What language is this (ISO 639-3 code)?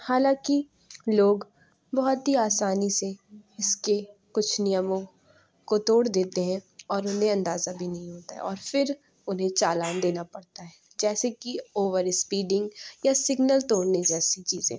urd